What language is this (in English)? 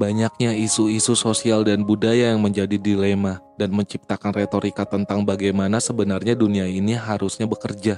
Indonesian